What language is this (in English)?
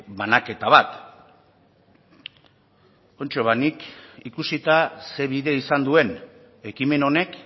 Basque